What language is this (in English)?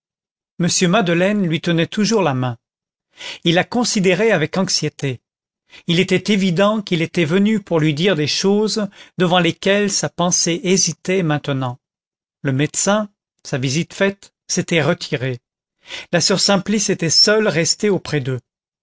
French